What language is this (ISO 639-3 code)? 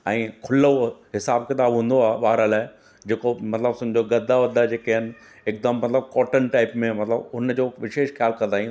snd